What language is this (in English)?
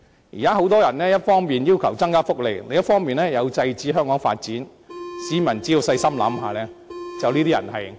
Cantonese